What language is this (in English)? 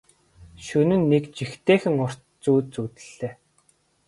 Mongolian